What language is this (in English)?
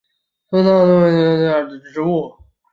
Chinese